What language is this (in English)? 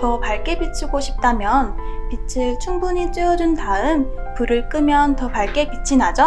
Korean